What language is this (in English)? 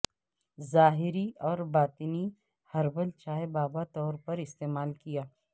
Urdu